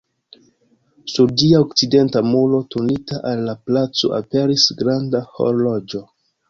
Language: Esperanto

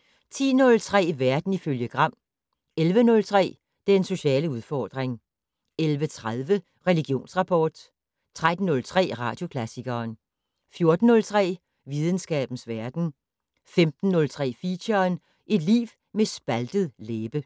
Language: Danish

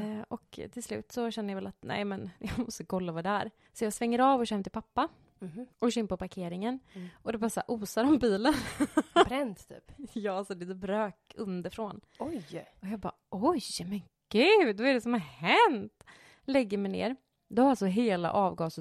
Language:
Swedish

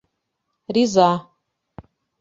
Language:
Bashkir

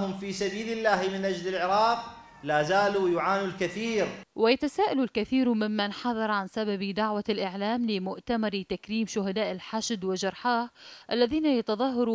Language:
Arabic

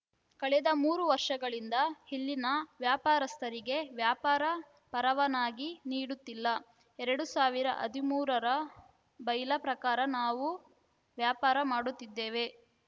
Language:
Kannada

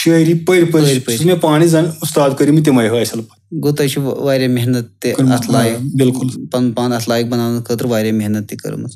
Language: Romanian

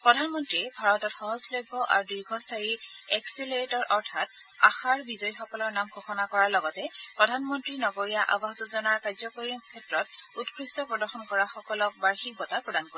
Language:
Assamese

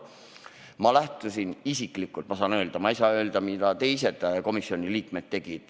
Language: Estonian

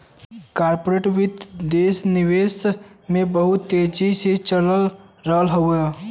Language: Bhojpuri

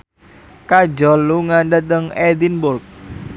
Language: Javanese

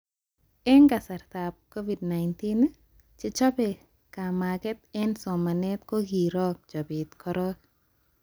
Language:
Kalenjin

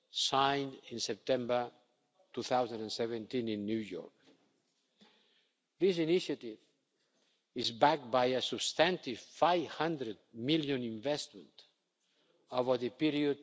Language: English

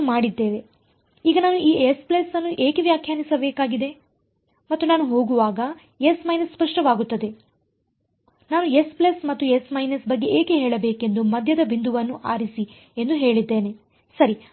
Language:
Kannada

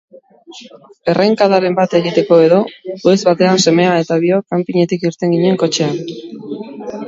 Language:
Basque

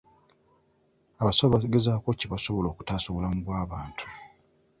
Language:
Ganda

